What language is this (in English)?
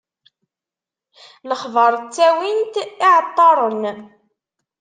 Kabyle